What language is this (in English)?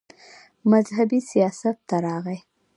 Pashto